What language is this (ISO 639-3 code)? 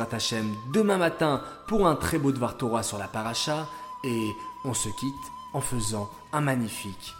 fra